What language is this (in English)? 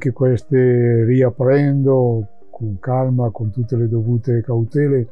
Italian